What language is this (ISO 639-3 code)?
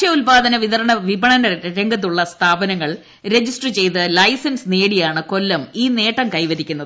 mal